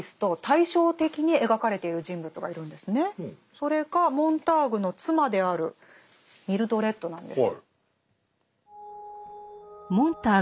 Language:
Japanese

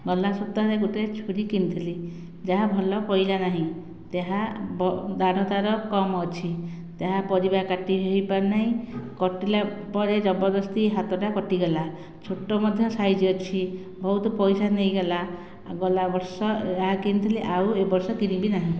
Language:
Odia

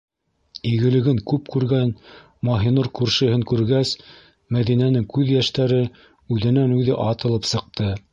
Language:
Bashkir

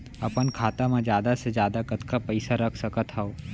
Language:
Chhattisgarhi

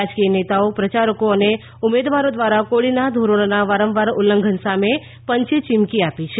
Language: Gujarati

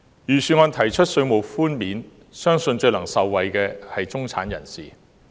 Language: Cantonese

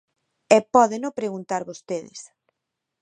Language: Galician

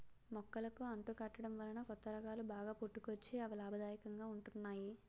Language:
Telugu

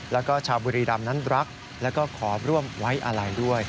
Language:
Thai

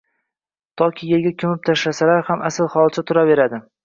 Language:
Uzbek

